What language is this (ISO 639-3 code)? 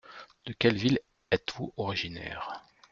fra